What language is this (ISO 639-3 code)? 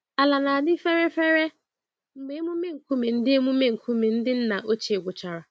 ibo